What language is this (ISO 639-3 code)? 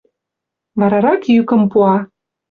chm